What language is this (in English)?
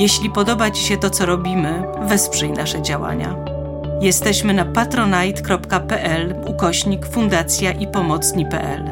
Polish